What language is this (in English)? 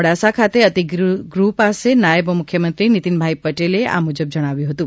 Gujarati